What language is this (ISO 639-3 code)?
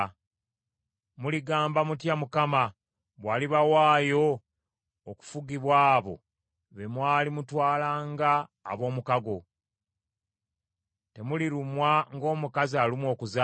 lug